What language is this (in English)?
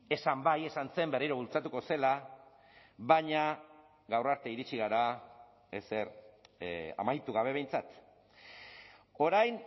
Basque